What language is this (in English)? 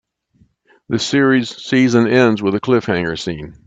English